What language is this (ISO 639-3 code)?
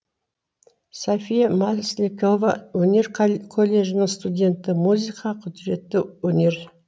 kaz